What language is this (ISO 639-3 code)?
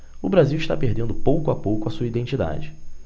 por